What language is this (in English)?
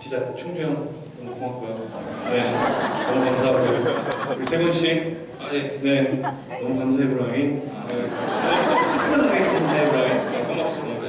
Korean